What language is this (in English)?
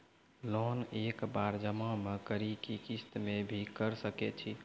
Maithili